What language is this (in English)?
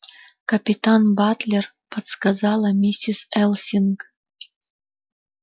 Russian